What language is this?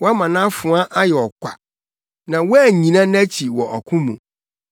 Akan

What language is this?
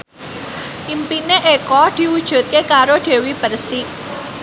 Javanese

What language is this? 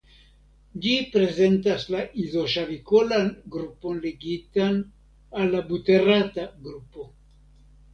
Esperanto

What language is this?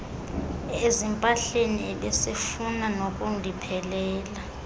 Xhosa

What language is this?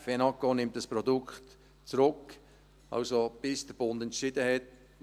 Swiss German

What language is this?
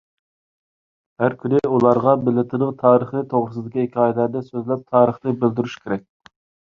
Uyghur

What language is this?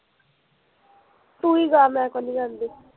Punjabi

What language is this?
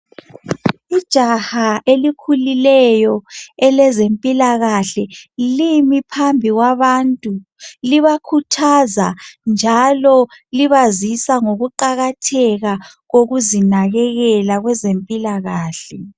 North Ndebele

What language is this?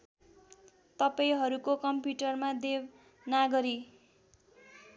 Nepali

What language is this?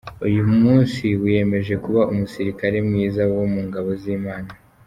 Kinyarwanda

